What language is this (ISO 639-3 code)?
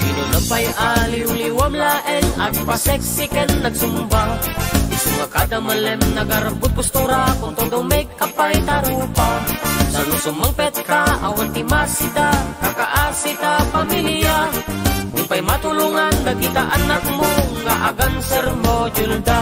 ind